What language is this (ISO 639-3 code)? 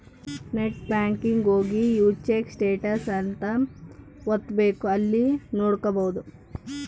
kan